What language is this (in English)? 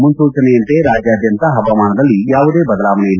Kannada